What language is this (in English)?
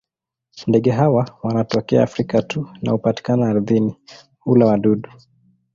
Swahili